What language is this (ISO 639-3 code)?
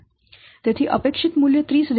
guj